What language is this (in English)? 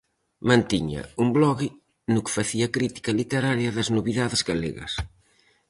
Galician